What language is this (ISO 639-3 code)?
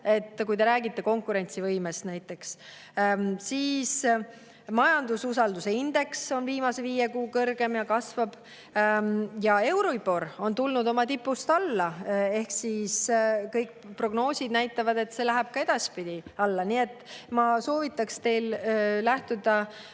est